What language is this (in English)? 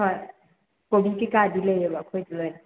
Manipuri